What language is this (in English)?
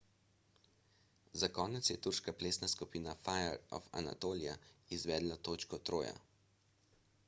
Slovenian